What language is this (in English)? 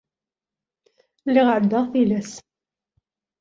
Kabyle